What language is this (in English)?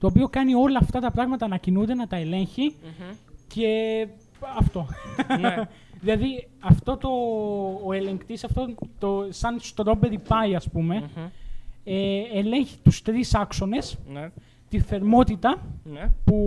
Greek